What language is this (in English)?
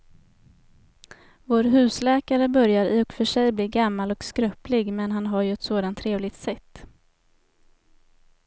Swedish